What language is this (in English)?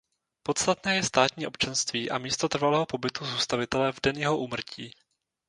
Czech